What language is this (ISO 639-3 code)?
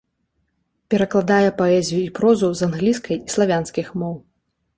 bel